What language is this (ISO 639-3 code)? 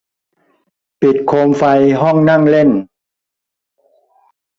tha